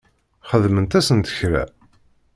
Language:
Kabyle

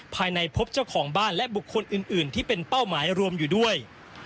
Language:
Thai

